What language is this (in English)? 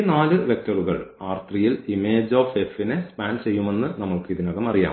Malayalam